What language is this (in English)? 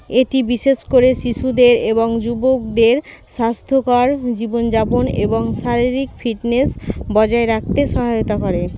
Bangla